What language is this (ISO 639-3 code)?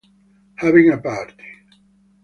ita